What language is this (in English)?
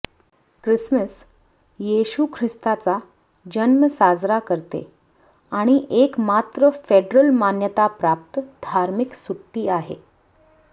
Marathi